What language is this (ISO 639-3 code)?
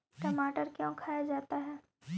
mag